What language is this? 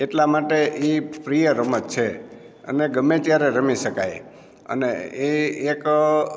Gujarati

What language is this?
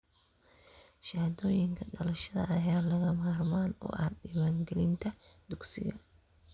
Somali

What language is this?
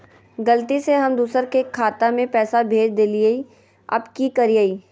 Magahi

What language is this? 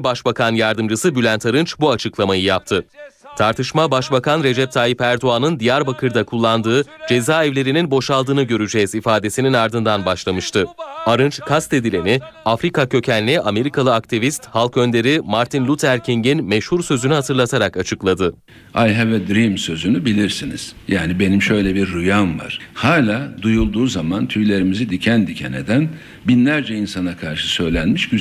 Turkish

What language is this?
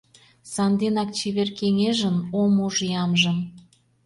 Mari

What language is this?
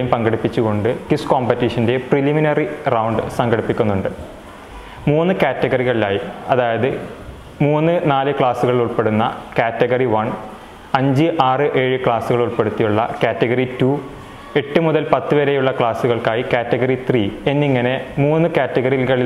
Malayalam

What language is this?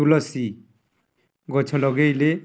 Odia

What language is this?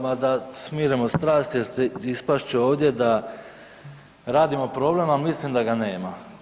Croatian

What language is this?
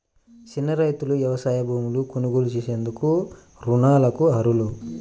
Telugu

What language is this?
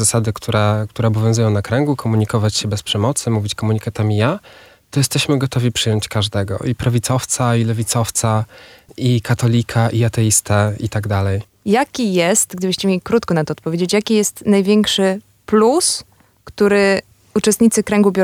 Polish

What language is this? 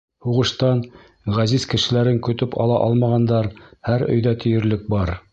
Bashkir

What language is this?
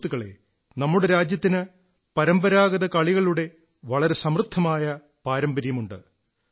Malayalam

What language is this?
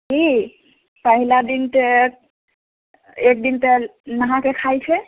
Maithili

